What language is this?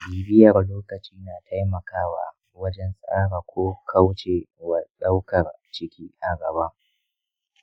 Hausa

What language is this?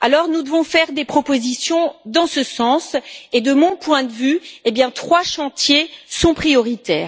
French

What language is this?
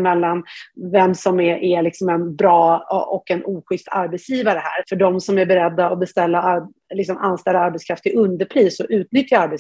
Swedish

